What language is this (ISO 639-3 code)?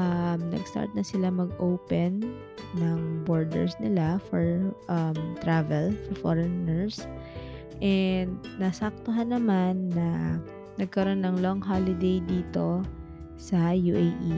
fil